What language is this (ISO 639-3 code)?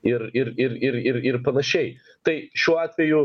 lit